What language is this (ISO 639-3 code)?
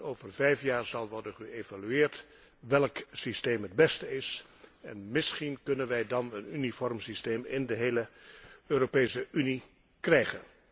nld